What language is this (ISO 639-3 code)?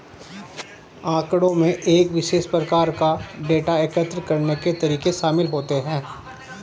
hin